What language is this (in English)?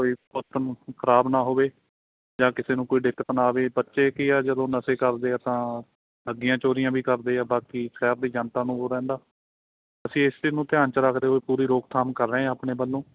Punjabi